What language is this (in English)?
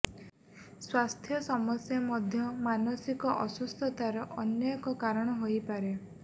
Odia